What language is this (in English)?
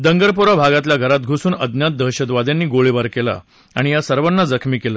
Marathi